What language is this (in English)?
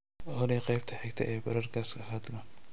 Somali